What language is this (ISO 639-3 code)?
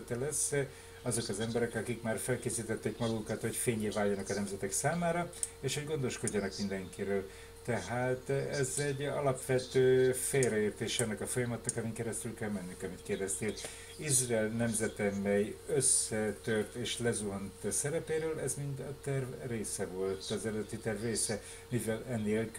hun